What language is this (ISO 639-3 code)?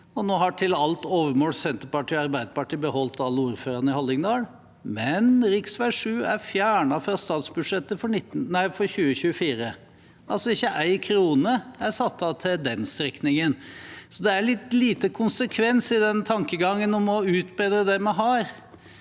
nor